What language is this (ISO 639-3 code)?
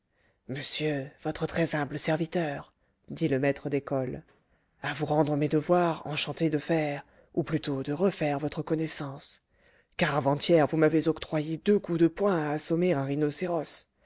fra